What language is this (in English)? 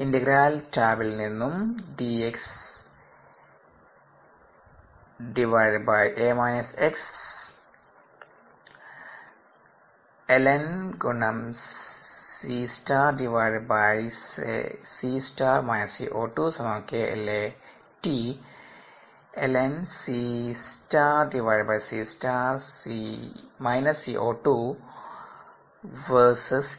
Malayalam